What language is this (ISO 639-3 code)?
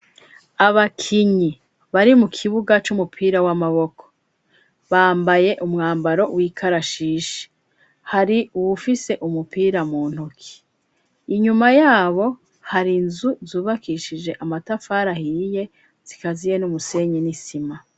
run